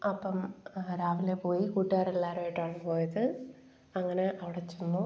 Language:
Malayalam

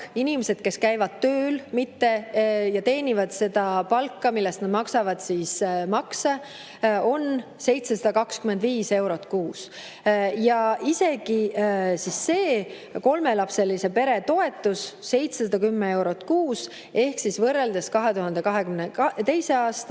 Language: Estonian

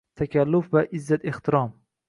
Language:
Uzbek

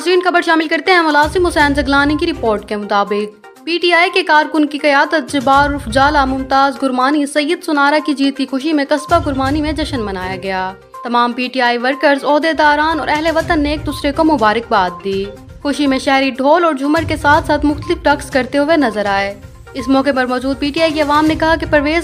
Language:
Hindi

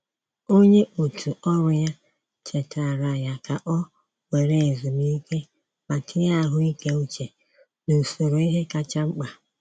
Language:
Igbo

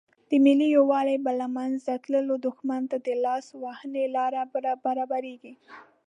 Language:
Pashto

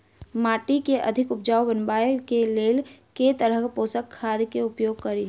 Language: Maithili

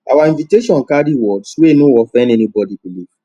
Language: Nigerian Pidgin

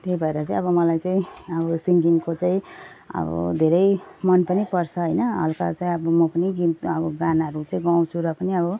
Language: Nepali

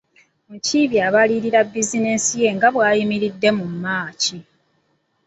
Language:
Ganda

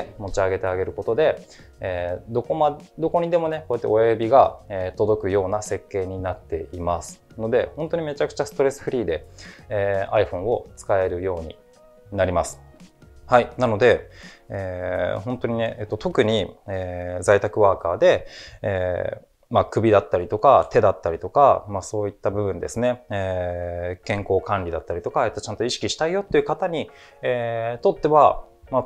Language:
Japanese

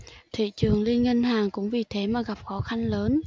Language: Vietnamese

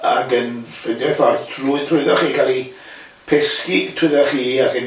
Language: Welsh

